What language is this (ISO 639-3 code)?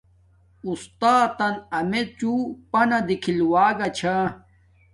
dmk